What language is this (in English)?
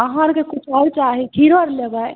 Maithili